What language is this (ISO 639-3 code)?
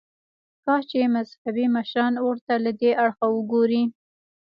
pus